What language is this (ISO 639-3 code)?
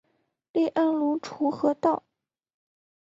zho